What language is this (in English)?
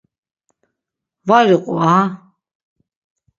Laz